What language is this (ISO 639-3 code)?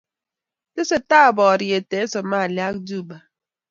kln